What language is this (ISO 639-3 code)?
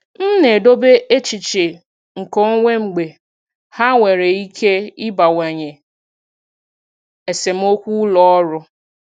ibo